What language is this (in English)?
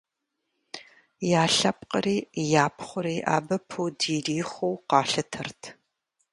Kabardian